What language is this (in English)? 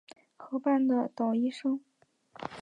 Chinese